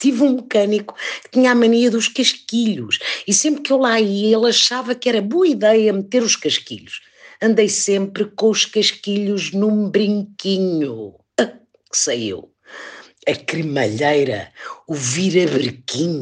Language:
Portuguese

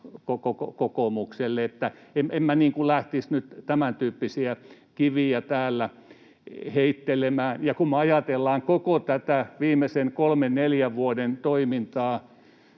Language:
Finnish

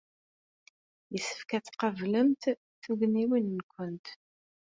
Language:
Kabyle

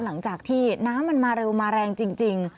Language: Thai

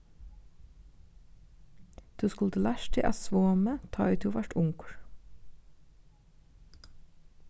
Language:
Faroese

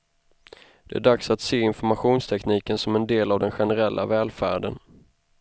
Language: Swedish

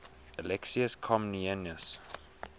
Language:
English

